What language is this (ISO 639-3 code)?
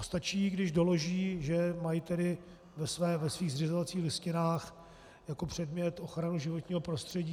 ces